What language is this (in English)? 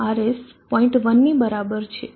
Gujarati